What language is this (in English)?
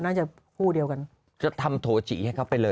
Thai